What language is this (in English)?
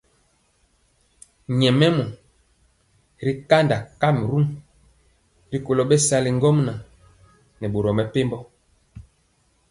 Mpiemo